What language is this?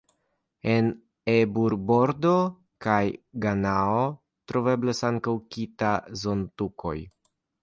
Esperanto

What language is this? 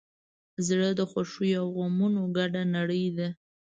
Pashto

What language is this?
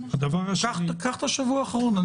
Hebrew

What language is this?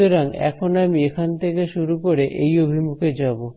Bangla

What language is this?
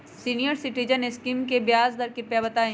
Magahi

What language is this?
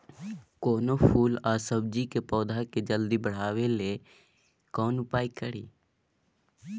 Maithili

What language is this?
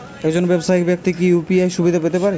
Bangla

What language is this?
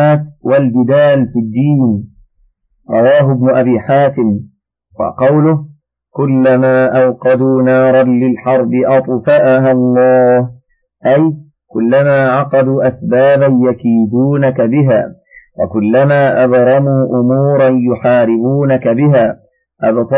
Arabic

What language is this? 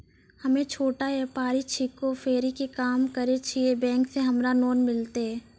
Maithili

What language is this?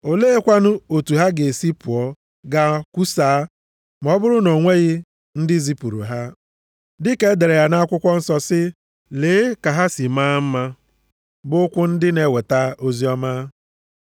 Igbo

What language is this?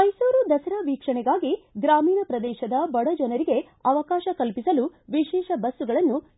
Kannada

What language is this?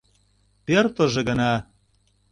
Mari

